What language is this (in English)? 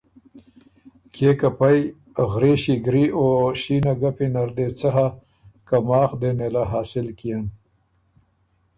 Ormuri